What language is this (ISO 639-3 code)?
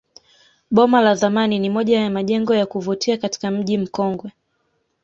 swa